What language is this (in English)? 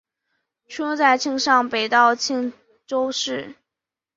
Chinese